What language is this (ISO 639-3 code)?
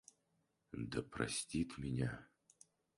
rus